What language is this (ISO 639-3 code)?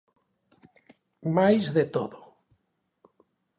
glg